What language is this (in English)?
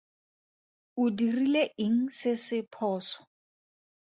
Tswana